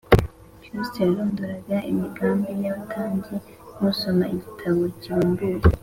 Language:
Kinyarwanda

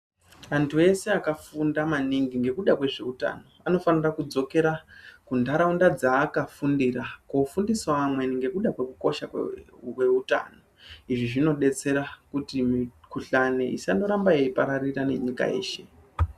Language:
Ndau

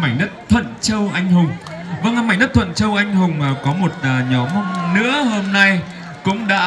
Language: Vietnamese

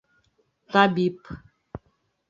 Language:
Bashkir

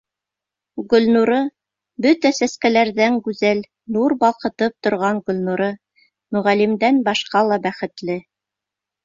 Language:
Bashkir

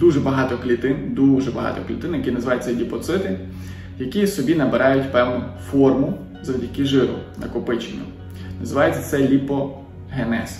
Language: Ukrainian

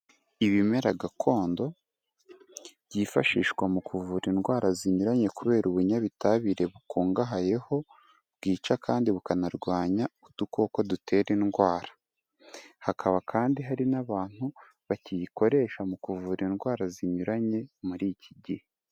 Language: Kinyarwanda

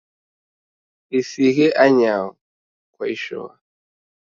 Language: Taita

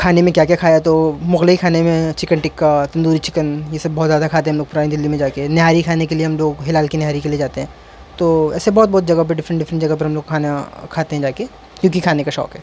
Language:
Urdu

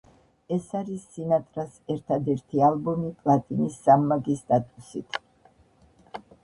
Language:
Georgian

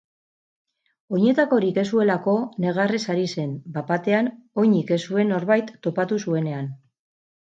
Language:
Basque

